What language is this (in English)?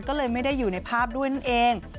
Thai